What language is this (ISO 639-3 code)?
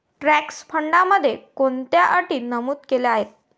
mar